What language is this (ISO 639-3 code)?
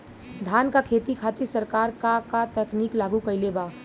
bho